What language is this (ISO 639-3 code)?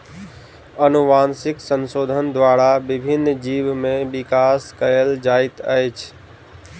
mai